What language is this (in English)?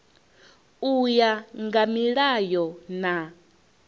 Venda